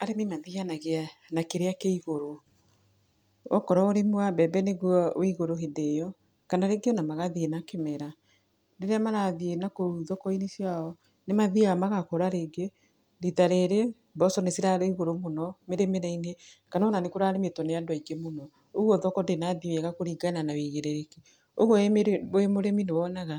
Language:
Kikuyu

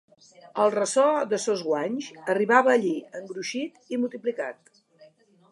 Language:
Catalan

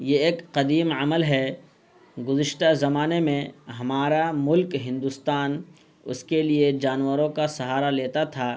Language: Urdu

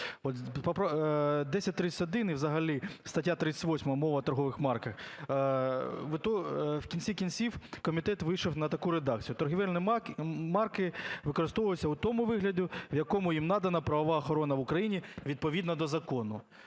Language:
Ukrainian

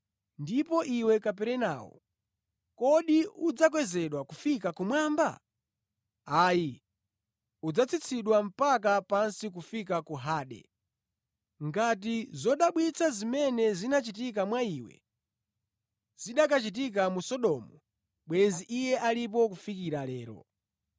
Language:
Nyanja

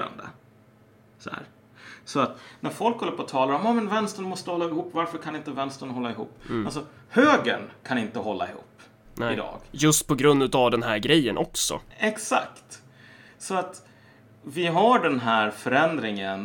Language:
Swedish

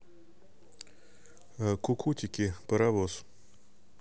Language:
Russian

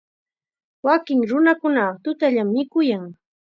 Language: Chiquián Ancash Quechua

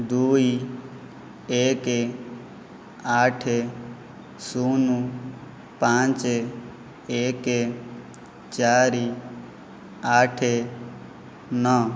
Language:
Odia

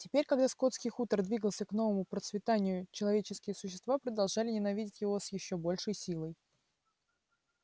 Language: Russian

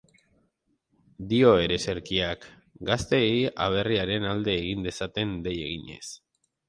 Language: Basque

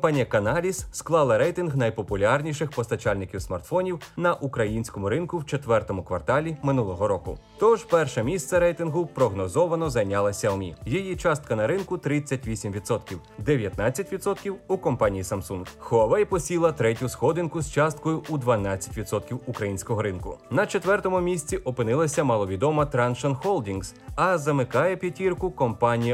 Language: Ukrainian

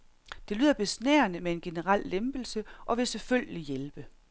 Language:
Danish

